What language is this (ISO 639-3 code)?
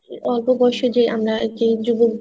ben